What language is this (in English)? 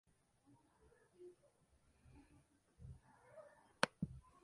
Spanish